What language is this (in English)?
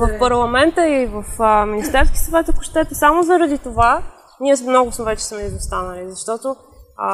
Bulgarian